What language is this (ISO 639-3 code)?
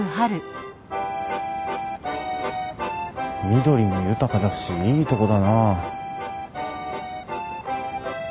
jpn